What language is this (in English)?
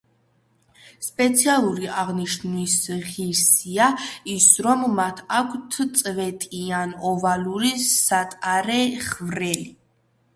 Georgian